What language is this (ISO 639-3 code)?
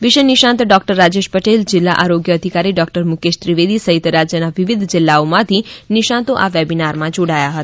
guj